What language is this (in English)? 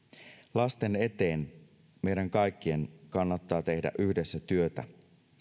Finnish